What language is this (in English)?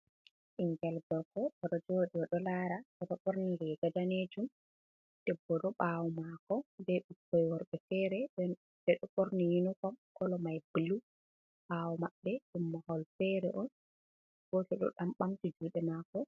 Fula